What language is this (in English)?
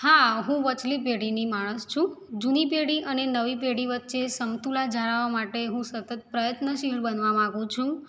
Gujarati